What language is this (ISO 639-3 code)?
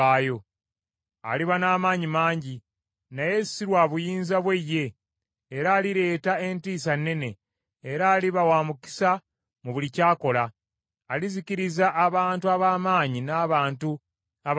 lug